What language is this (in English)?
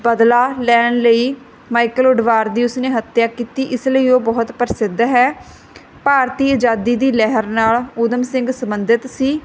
Punjabi